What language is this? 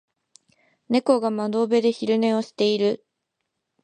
Japanese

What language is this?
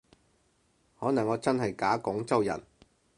Cantonese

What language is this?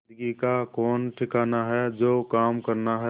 Hindi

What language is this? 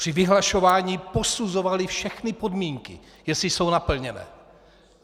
Czech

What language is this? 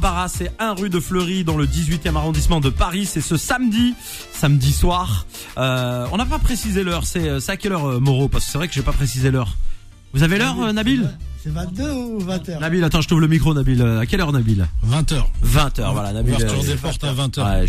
French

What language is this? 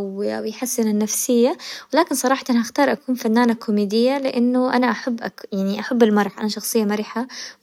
Hijazi Arabic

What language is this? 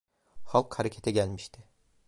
Turkish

